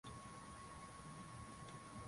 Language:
Swahili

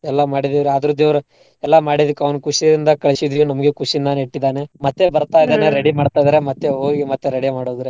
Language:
Kannada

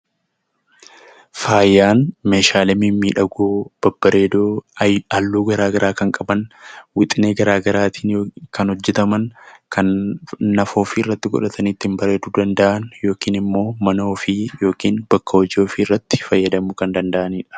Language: Oromo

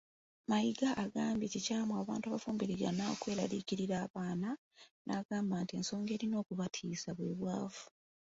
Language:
Ganda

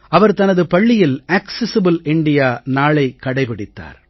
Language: Tamil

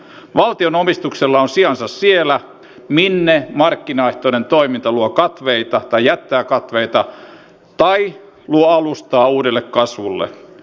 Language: Finnish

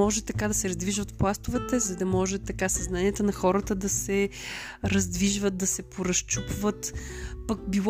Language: Bulgarian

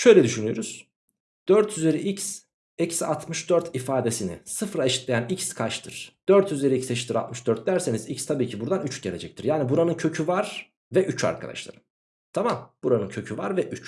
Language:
Turkish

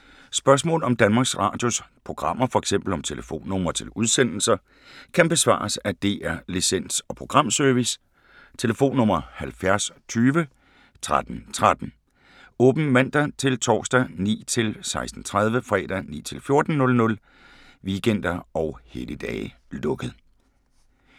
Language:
Danish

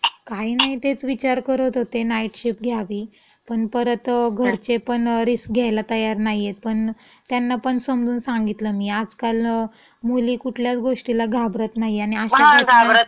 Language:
Marathi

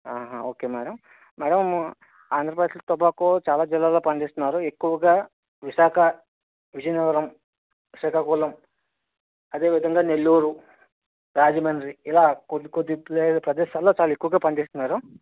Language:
Telugu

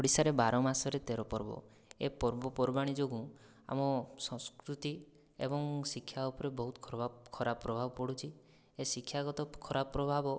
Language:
Odia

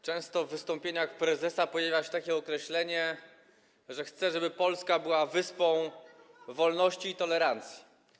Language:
Polish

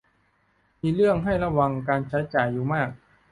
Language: Thai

